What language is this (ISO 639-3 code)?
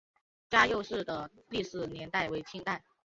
zho